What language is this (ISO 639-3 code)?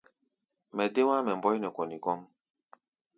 gba